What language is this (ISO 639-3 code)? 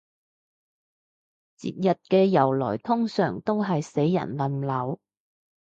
yue